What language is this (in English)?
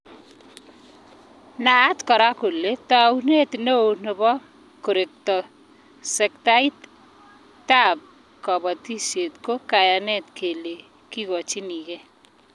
Kalenjin